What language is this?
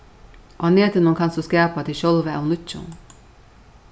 Faroese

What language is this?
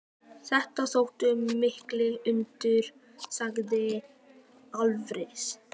Icelandic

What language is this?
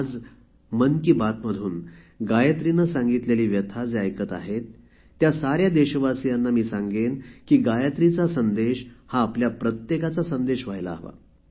Marathi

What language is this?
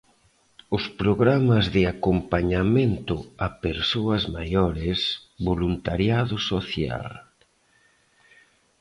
Galician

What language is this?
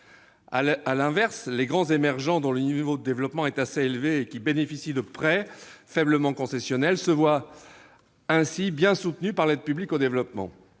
French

